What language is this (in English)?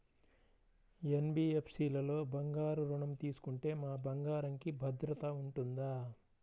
Telugu